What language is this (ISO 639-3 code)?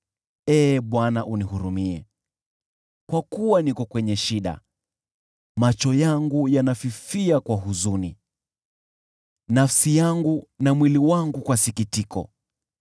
swa